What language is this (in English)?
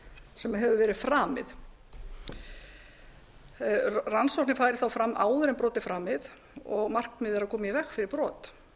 Icelandic